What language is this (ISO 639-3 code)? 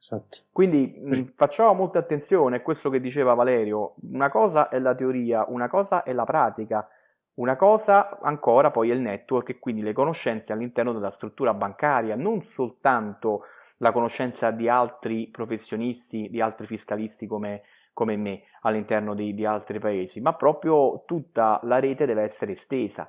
ita